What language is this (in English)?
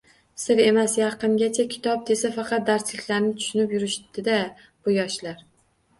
Uzbek